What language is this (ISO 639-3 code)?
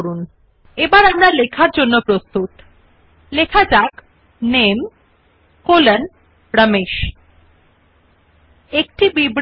ben